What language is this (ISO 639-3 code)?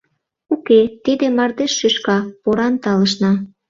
chm